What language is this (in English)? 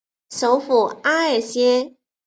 Chinese